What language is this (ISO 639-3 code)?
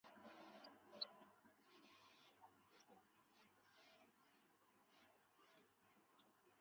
zho